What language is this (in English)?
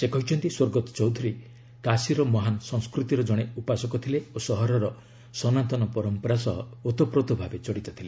Odia